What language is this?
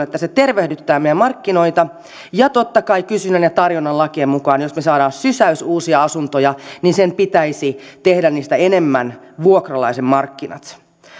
Finnish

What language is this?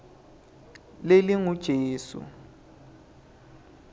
Swati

